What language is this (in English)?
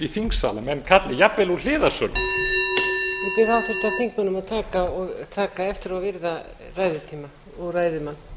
Icelandic